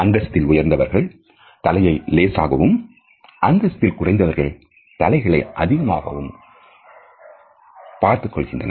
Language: Tamil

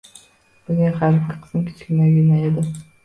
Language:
Uzbek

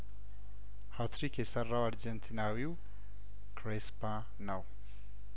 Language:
Amharic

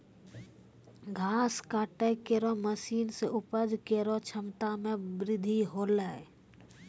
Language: Maithili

